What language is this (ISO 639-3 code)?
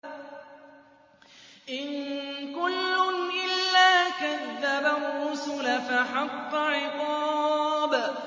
ara